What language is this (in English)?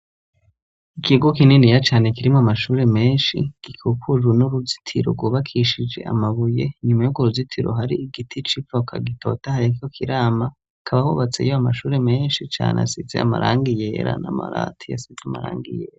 Rundi